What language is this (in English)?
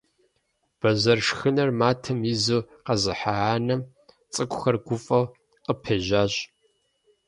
Kabardian